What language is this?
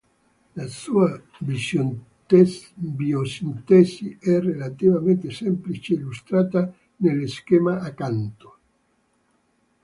Italian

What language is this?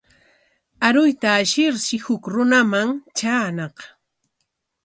Corongo Ancash Quechua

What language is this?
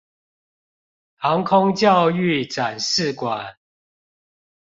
Chinese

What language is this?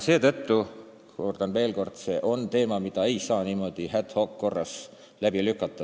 Estonian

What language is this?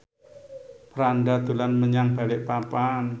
Javanese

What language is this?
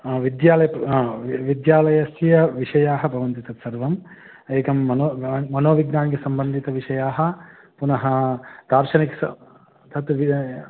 Sanskrit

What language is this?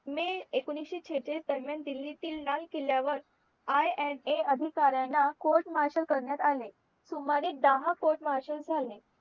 Marathi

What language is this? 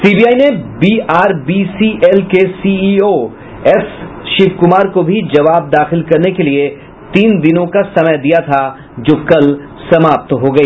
Hindi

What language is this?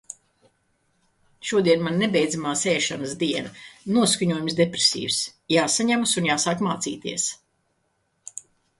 Latvian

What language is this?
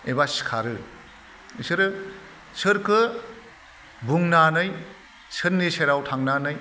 Bodo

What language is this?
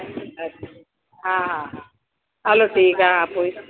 Sindhi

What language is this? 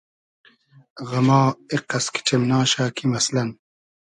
Hazaragi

